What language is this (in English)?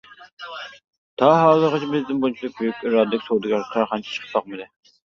Uyghur